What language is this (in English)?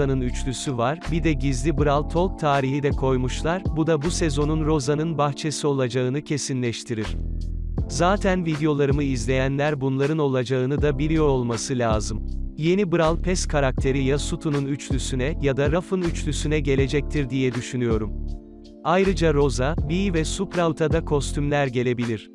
Turkish